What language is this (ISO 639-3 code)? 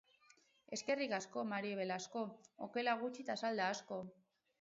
eus